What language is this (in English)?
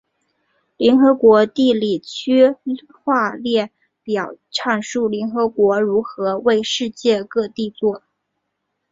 Chinese